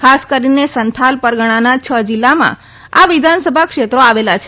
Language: Gujarati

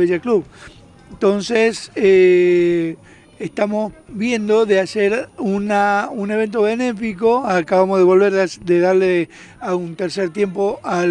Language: Spanish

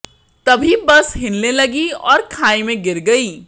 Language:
Hindi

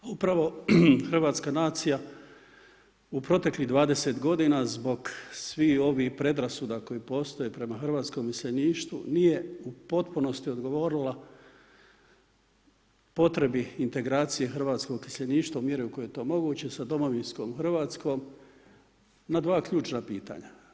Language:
Croatian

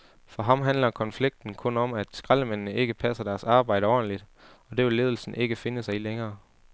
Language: Danish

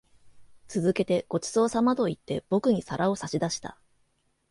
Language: Japanese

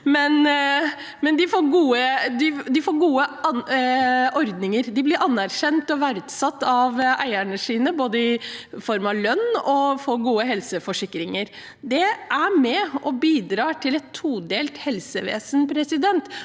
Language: Norwegian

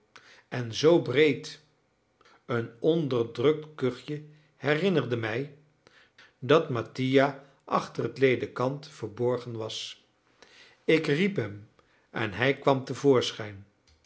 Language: Dutch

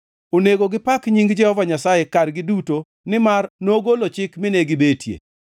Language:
Luo (Kenya and Tanzania)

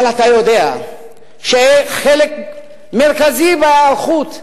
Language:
Hebrew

